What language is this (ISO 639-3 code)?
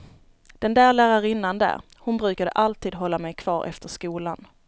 swe